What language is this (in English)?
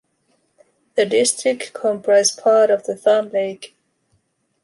English